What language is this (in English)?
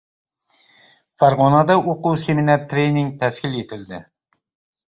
Uzbek